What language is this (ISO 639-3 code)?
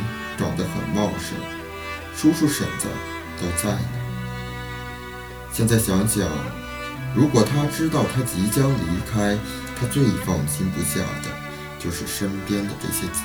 zho